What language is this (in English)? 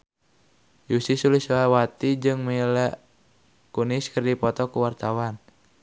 Sundanese